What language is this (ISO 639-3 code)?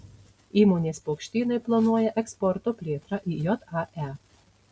lit